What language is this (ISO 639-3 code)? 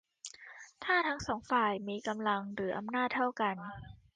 tha